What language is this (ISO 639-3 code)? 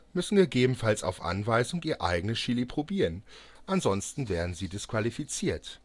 deu